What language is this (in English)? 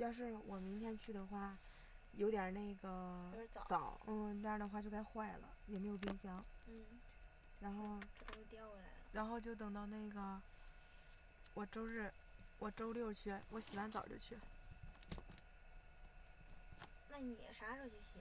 Chinese